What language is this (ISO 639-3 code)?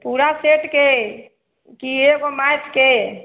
mai